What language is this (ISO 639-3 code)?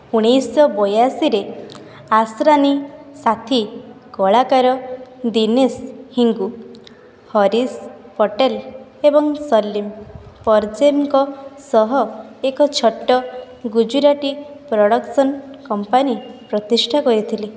ori